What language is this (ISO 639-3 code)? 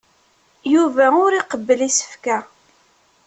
kab